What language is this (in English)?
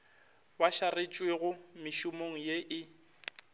Northern Sotho